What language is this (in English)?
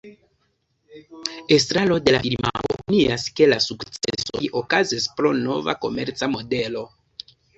Esperanto